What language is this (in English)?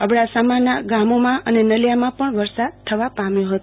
Gujarati